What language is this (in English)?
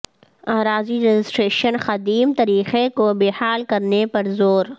Urdu